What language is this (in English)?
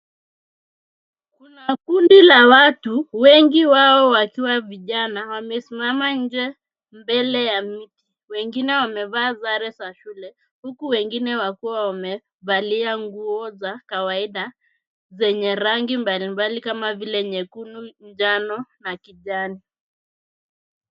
Swahili